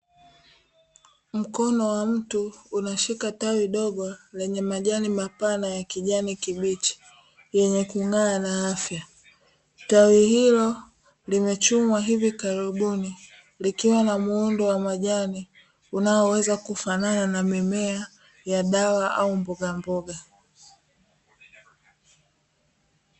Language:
Swahili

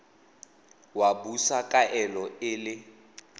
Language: Tswana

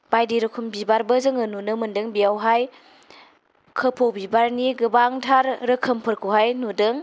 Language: Bodo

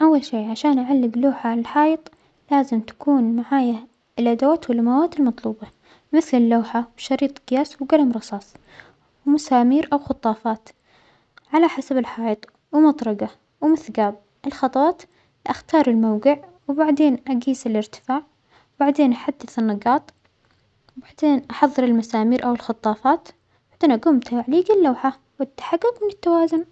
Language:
Omani Arabic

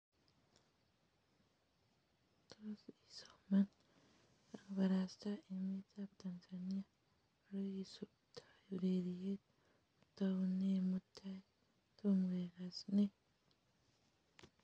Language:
Kalenjin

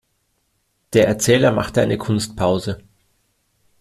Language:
German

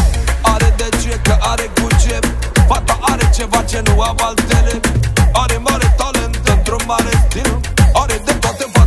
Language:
Romanian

